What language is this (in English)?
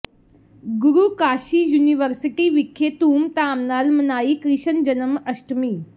Punjabi